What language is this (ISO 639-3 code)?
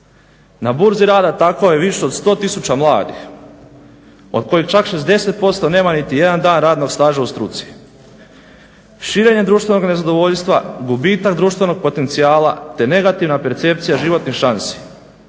hrv